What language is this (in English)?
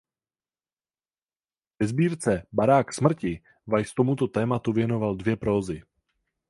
Czech